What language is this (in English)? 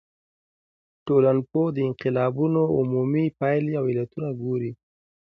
Pashto